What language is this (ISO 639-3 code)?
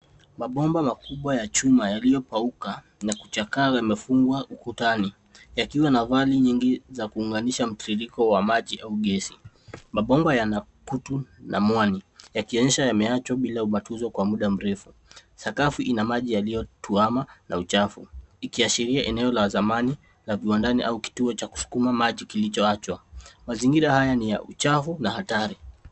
swa